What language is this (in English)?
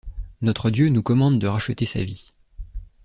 French